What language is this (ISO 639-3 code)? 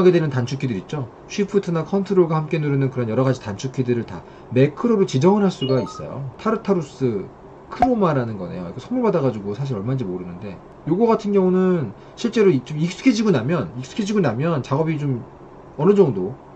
kor